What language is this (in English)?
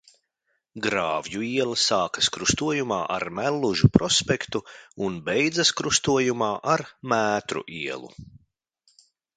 Latvian